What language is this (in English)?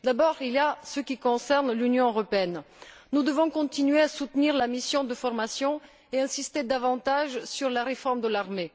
French